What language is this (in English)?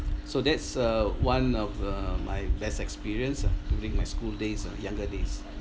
English